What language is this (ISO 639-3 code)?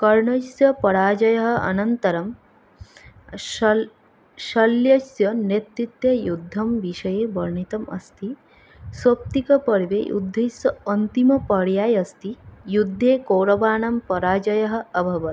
san